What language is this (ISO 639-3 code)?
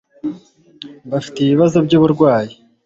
kin